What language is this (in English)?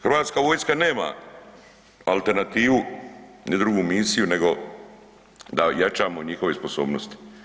Croatian